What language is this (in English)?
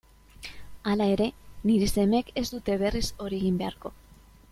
Basque